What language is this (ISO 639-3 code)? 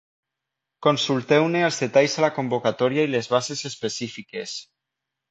cat